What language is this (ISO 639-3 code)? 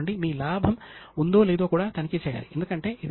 tel